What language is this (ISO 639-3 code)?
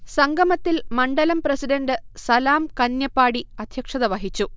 mal